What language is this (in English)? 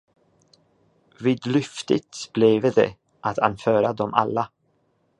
Swedish